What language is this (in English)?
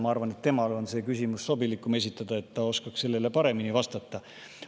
Estonian